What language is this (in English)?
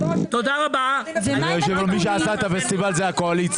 Hebrew